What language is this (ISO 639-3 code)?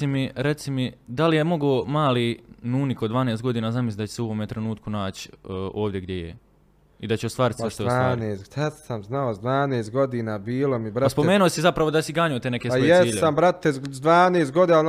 hrv